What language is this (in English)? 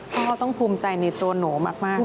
Thai